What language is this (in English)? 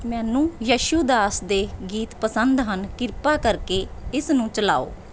Punjabi